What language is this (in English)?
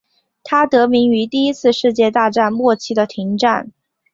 Chinese